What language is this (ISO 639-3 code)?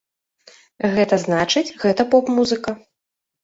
bel